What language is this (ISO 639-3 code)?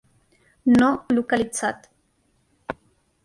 cat